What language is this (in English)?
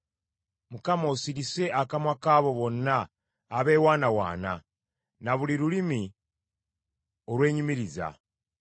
Ganda